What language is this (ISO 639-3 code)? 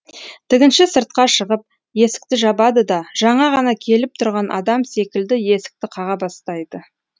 kaz